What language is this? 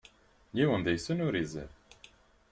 Kabyle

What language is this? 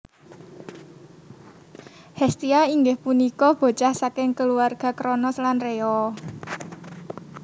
Javanese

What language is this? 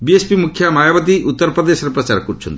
Odia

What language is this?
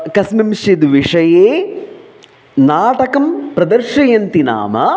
Sanskrit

